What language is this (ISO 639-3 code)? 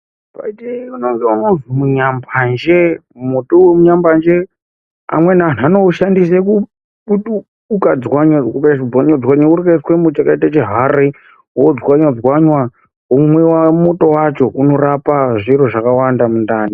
ndc